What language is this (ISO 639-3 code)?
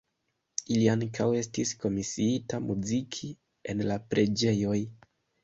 epo